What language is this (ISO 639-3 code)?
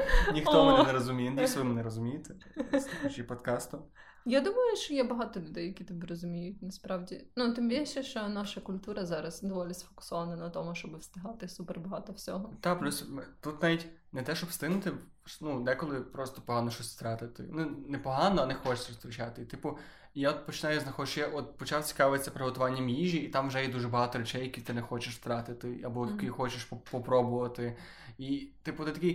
ukr